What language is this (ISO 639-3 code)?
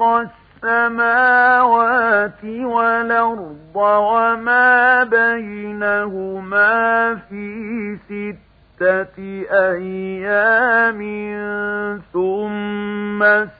ara